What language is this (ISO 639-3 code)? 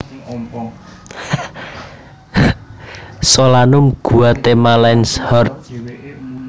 jav